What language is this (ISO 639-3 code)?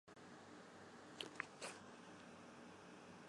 zho